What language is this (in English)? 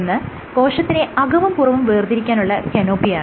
Malayalam